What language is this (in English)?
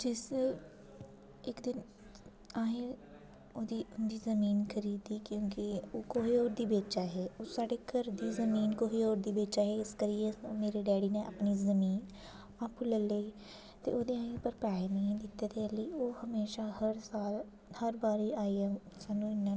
Dogri